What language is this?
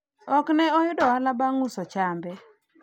Luo (Kenya and Tanzania)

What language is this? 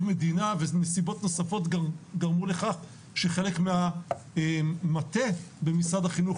Hebrew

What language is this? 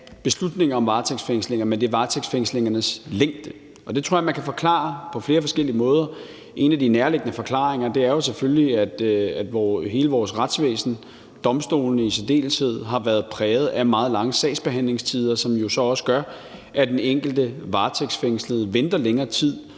Danish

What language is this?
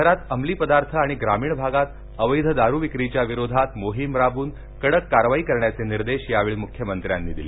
Marathi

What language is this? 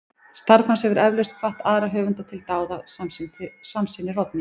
Icelandic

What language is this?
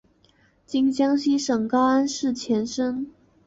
Chinese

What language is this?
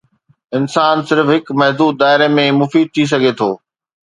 Sindhi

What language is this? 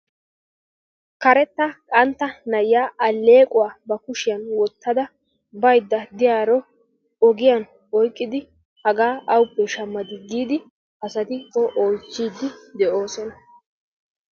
Wolaytta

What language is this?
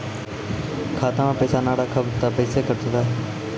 Maithili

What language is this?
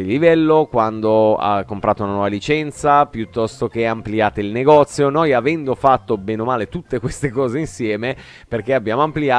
Italian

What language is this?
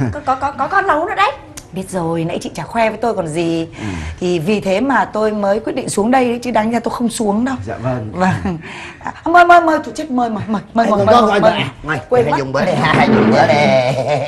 Vietnamese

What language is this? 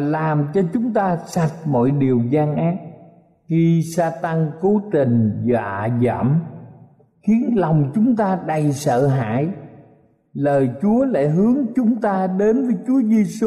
Vietnamese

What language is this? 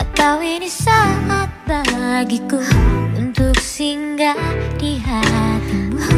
Korean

